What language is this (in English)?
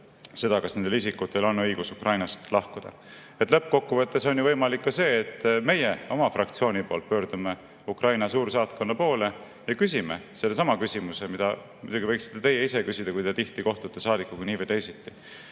Estonian